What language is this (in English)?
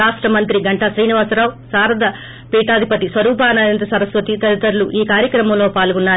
Telugu